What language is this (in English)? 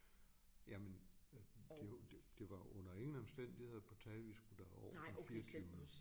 Danish